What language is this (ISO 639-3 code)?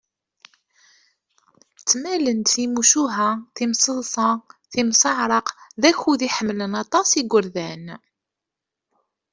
kab